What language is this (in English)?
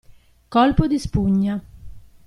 Italian